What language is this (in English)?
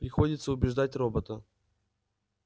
Russian